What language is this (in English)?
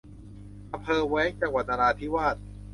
Thai